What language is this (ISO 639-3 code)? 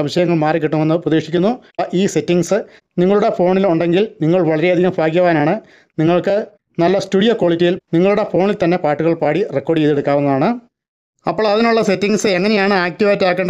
mal